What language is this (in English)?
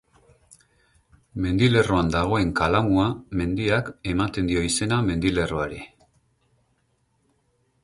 Basque